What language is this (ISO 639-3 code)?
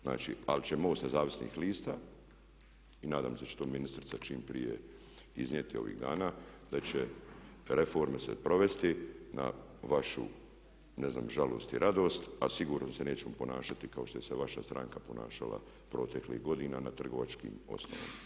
hrv